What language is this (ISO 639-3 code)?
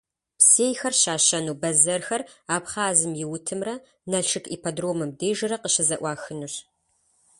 kbd